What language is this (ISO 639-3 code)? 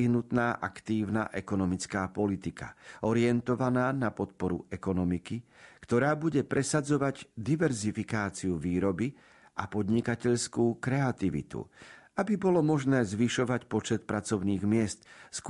slk